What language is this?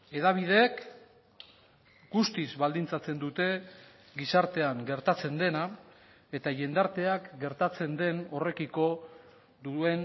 Basque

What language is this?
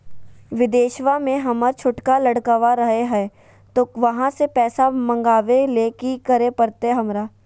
Magahi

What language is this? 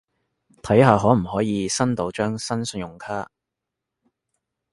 Cantonese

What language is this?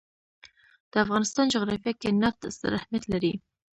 Pashto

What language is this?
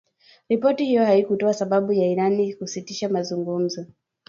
Swahili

